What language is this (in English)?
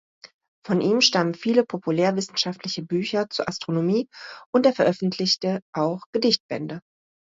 German